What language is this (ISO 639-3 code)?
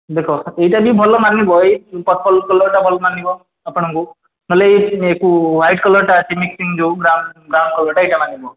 ori